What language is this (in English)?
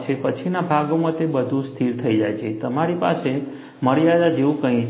Gujarati